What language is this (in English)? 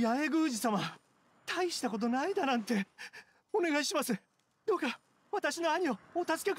Japanese